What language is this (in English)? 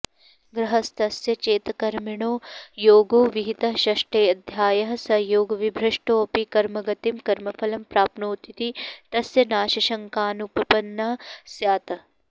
Sanskrit